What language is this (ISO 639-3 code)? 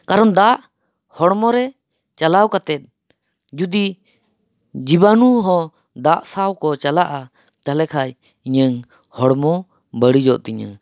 sat